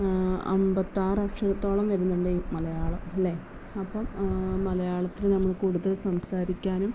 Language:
Malayalam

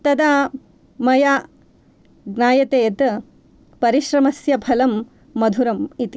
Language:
Sanskrit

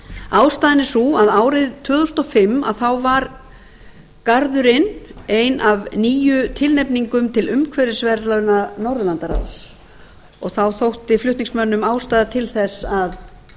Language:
Icelandic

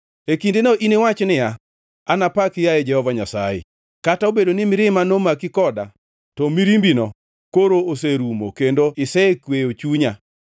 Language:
Luo (Kenya and Tanzania)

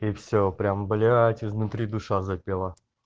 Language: Russian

